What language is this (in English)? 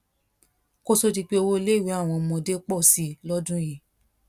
Yoruba